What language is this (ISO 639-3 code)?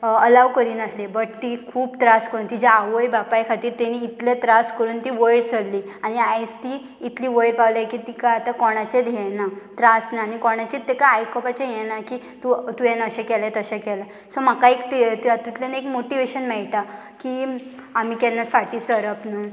kok